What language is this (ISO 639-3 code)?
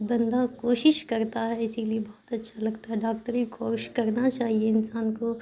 urd